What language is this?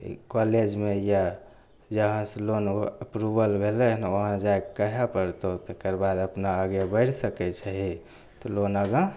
Maithili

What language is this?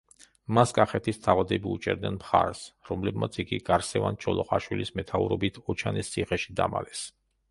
Georgian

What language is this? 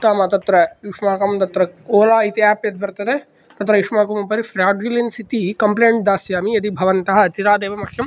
Sanskrit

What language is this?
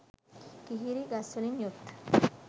Sinhala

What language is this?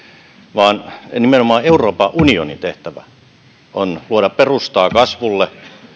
Finnish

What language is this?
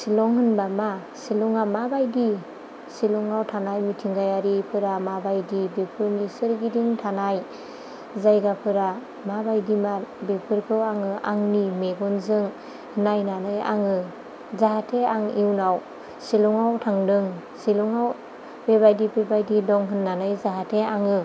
Bodo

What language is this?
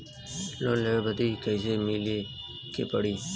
Bhojpuri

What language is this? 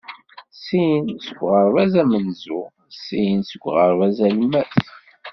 Kabyle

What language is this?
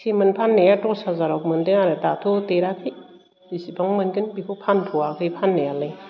Bodo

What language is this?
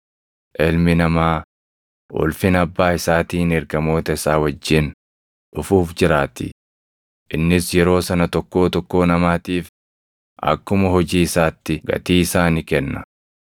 Oromo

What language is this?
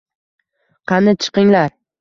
Uzbek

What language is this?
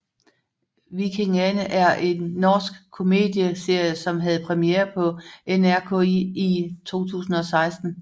Danish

